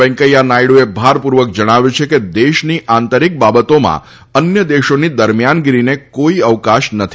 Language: Gujarati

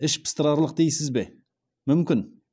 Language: Kazakh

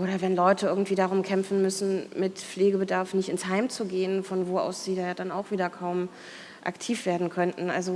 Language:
German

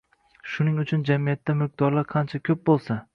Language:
Uzbek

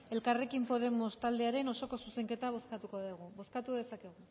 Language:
Basque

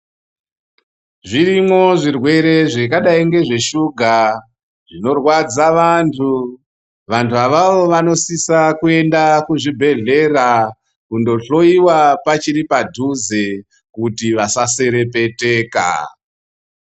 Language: Ndau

